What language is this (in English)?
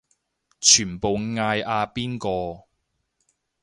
Cantonese